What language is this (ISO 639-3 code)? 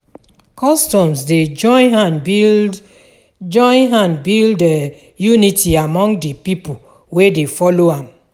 pcm